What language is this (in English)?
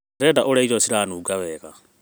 Kikuyu